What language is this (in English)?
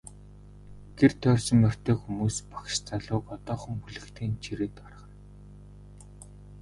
Mongolian